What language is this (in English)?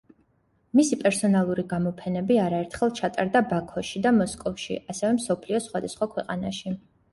Georgian